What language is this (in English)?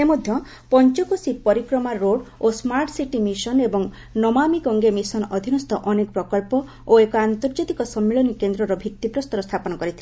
Odia